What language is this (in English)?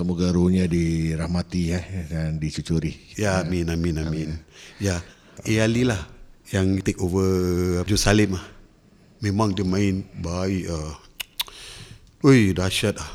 Malay